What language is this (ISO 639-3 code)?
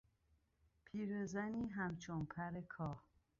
fas